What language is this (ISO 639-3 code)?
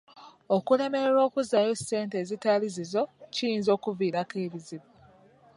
lug